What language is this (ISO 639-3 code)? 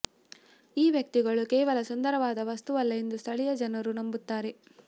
kan